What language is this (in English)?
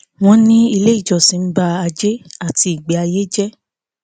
Yoruba